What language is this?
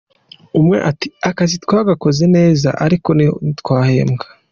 Kinyarwanda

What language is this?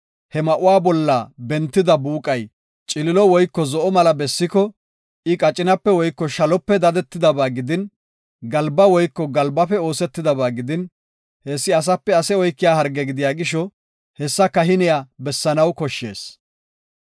Gofa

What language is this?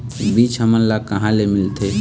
Chhattisgarhi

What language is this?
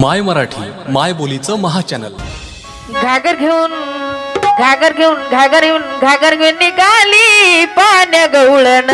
Marathi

